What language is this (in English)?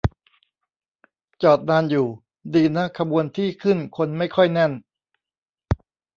Thai